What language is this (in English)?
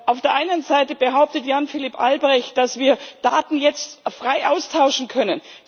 German